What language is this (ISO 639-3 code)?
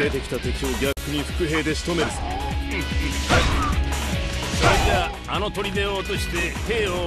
jpn